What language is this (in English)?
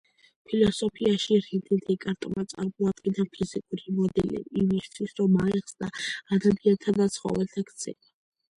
Georgian